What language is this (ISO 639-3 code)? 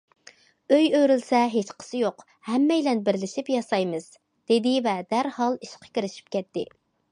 uig